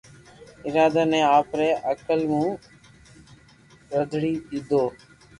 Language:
Loarki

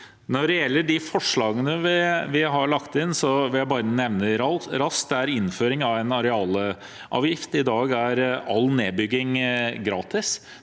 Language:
Norwegian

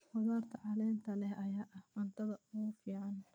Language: Somali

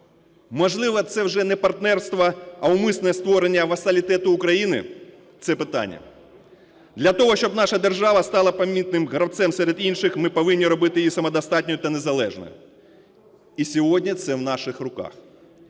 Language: Ukrainian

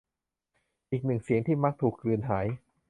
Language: Thai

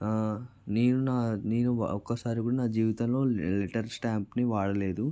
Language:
Telugu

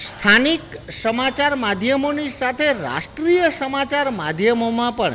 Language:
Gujarati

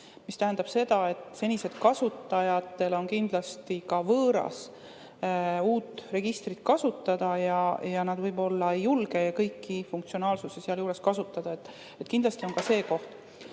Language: Estonian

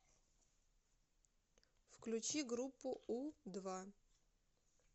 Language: Russian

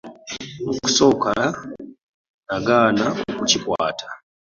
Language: Ganda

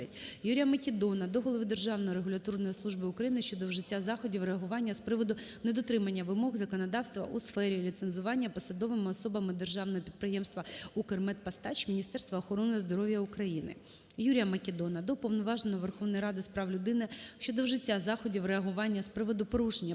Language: Ukrainian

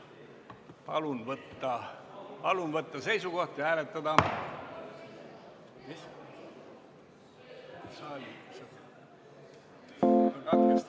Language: Estonian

